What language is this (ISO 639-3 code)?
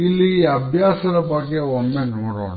kan